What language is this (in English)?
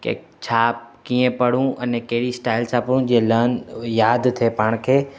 Sindhi